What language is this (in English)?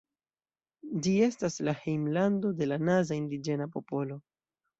Esperanto